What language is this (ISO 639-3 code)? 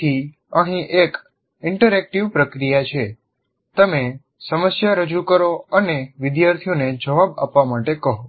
guj